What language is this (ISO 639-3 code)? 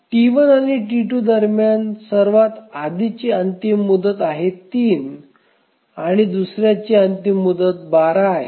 mar